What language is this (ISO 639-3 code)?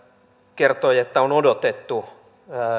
fin